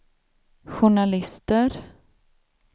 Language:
Swedish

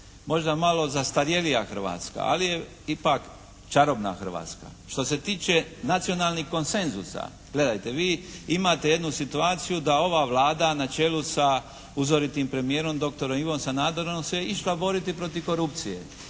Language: Croatian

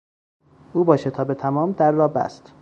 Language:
Persian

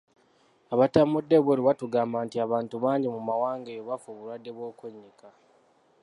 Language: Ganda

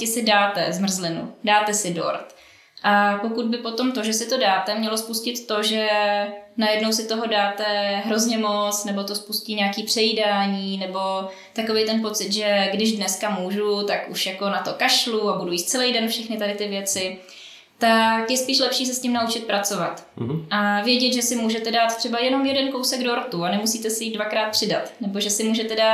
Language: Czech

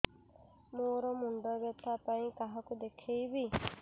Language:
Odia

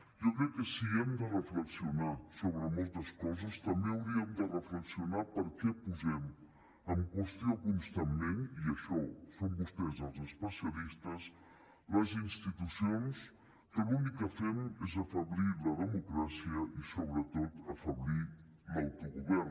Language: Catalan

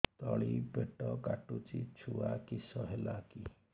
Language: Odia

